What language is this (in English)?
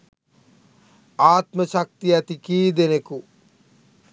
Sinhala